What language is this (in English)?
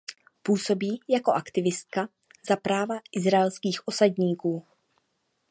Czech